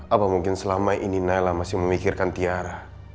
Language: Indonesian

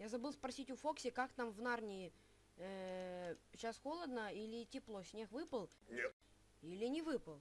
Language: Russian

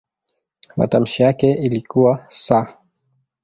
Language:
Swahili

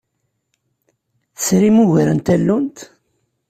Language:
Kabyle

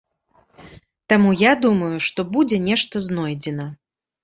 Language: Belarusian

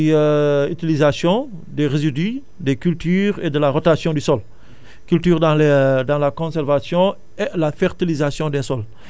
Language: Wolof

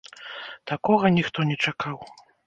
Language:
Belarusian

